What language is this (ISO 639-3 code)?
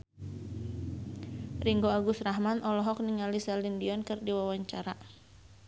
sun